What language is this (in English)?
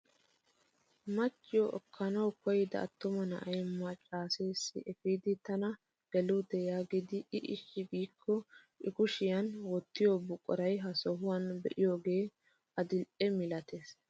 Wolaytta